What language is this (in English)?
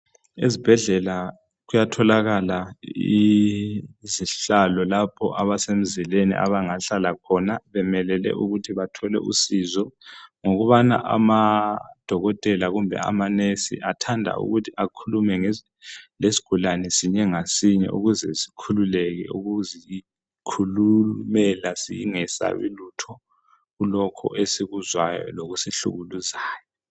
North Ndebele